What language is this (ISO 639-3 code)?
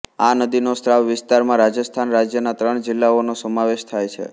guj